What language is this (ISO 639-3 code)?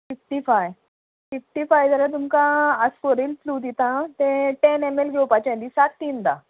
kok